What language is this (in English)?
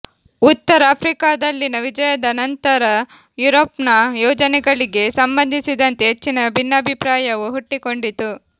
Kannada